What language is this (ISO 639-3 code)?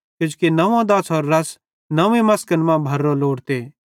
bhd